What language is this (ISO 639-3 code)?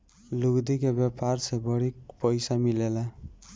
bho